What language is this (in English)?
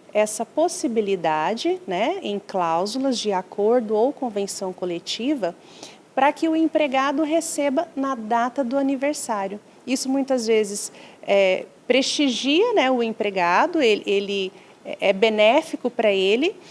Portuguese